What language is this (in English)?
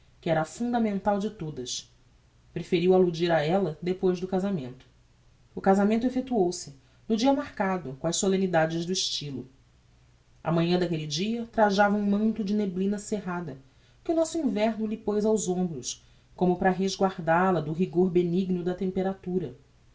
Portuguese